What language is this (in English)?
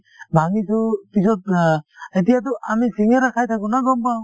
Assamese